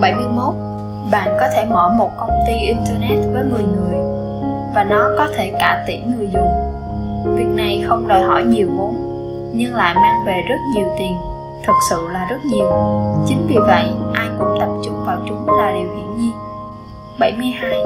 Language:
Vietnamese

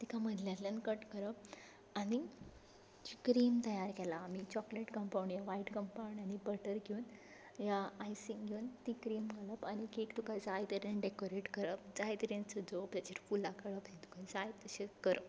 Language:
Konkani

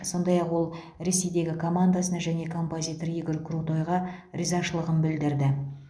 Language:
Kazakh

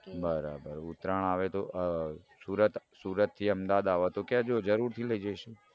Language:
Gujarati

